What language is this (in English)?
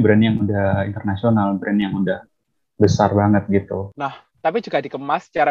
Indonesian